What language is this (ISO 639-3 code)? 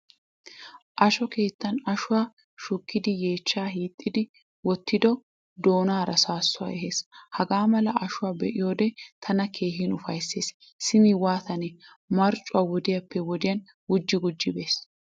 wal